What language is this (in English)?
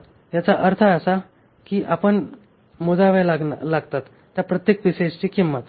Marathi